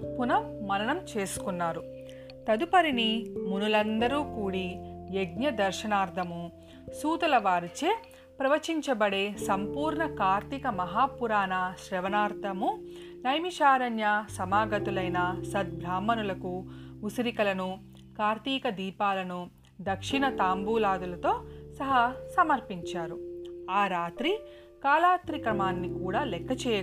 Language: Telugu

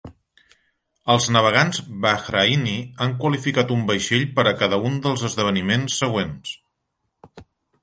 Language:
Catalan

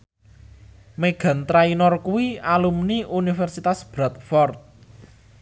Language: Javanese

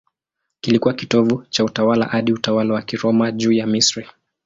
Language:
Swahili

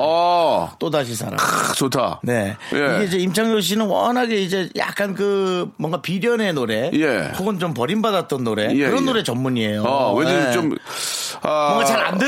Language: Korean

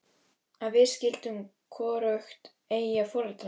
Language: Icelandic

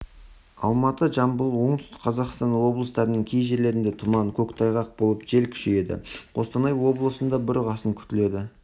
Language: Kazakh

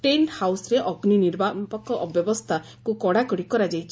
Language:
Odia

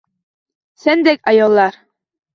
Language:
Uzbek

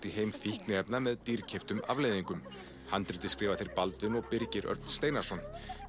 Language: Icelandic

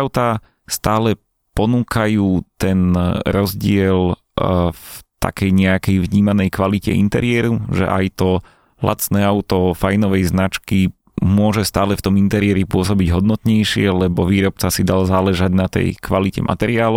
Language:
Slovak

